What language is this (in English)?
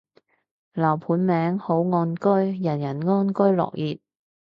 Cantonese